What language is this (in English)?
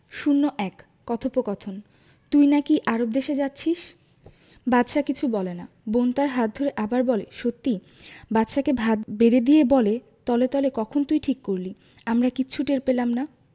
Bangla